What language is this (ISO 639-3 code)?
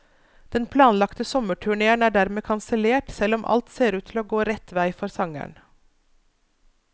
nor